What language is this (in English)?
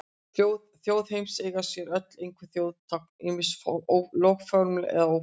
Icelandic